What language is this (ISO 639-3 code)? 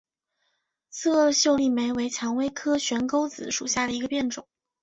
zho